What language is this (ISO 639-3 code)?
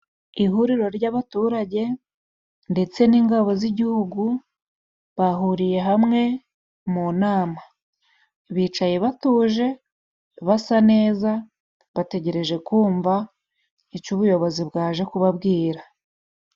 kin